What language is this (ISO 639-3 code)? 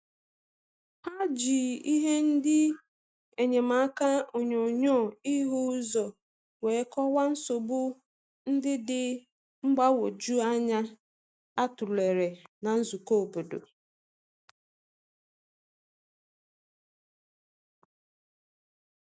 ibo